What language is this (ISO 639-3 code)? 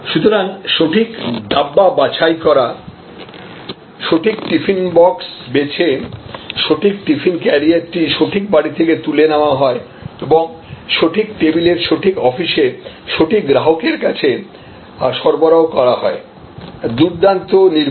ben